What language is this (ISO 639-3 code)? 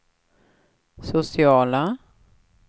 swe